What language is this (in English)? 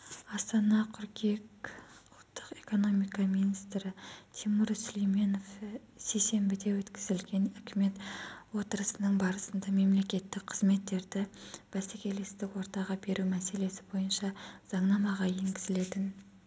Kazakh